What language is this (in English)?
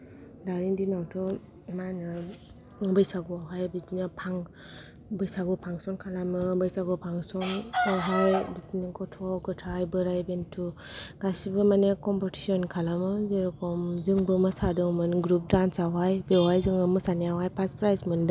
Bodo